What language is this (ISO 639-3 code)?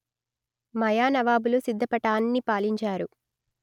tel